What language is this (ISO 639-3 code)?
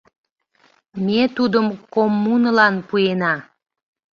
chm